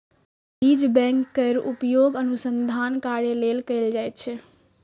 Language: Maithili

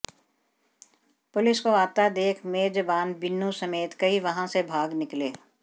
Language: Hindi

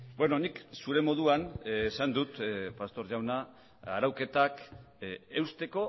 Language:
Basque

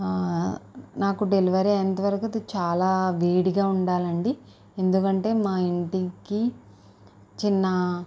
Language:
Telugu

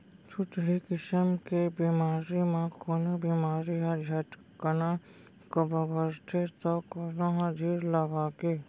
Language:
Chhattisgarhi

